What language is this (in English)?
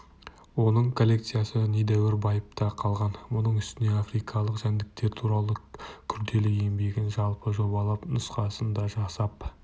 Kazakh